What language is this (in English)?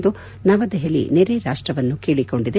Kannada